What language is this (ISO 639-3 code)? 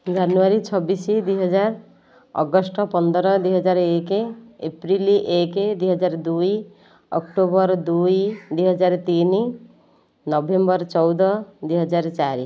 ori